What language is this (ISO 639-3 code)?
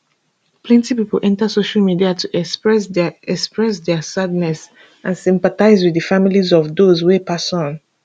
pcm